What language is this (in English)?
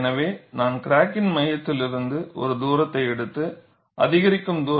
Tamil